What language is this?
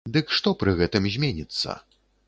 Belarusian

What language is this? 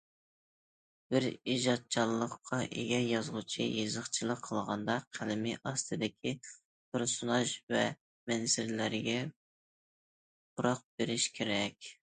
Uyghur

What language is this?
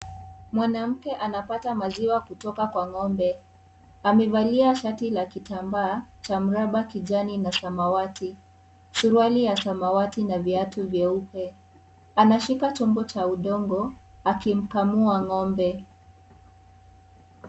Swahili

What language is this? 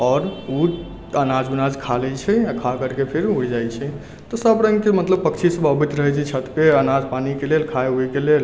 Maithili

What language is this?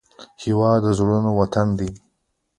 Pashto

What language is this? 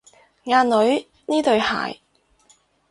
Cantonese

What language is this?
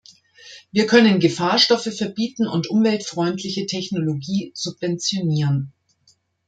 German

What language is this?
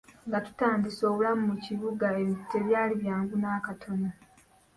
Ganda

